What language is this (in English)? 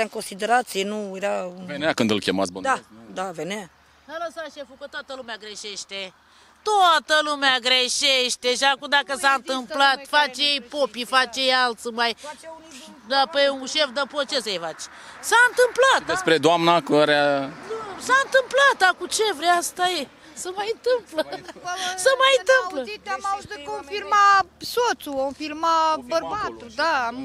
Romanian